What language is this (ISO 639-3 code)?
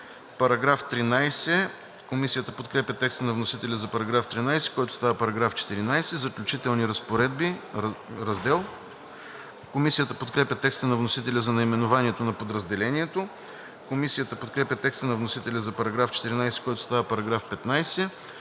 bul